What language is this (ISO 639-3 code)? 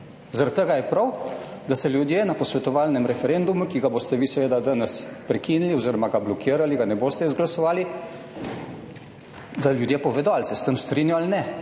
slv